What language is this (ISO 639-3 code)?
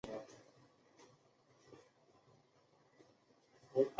zho